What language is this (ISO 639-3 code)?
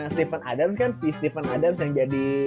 ind